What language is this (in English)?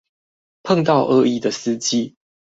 Chinese